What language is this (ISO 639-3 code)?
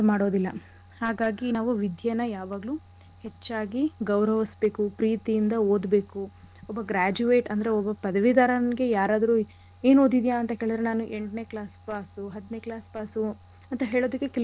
kan